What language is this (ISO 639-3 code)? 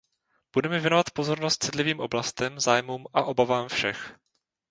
ces